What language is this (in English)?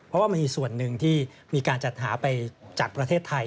Thai